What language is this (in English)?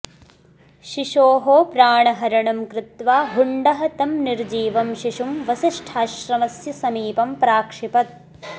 Sanskrit